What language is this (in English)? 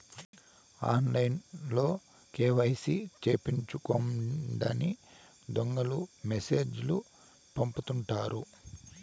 Telugu